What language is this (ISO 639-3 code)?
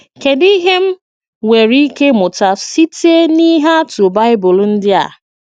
ibo